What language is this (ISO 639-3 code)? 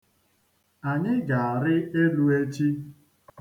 ibo